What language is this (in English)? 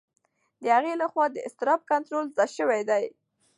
Pashto